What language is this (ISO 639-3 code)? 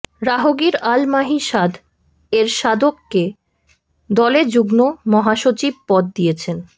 ben